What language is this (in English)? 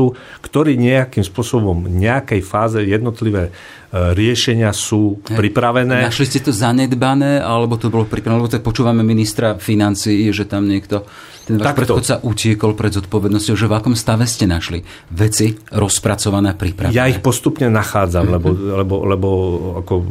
Slovak